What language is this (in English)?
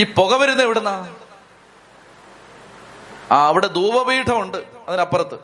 Malayalam